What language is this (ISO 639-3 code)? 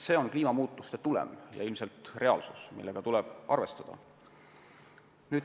est